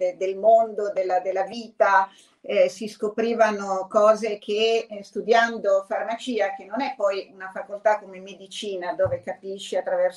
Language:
Italian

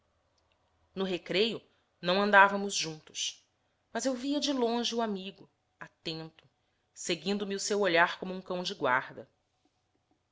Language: Portuguese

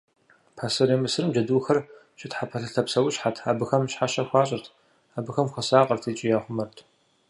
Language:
Kabardian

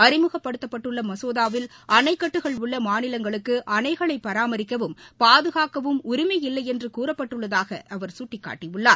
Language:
Tamil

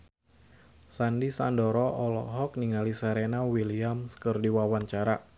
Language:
Sundanese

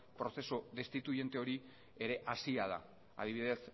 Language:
Basque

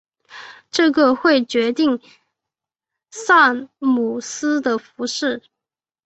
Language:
Chinese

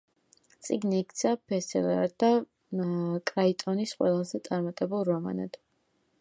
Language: Georgian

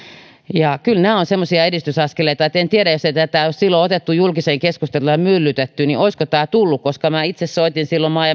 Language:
Finnish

